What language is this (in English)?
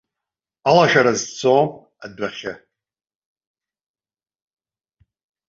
Abkhazian